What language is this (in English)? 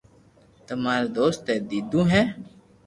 Loarki